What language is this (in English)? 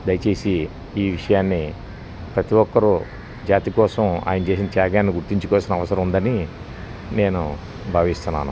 Telugu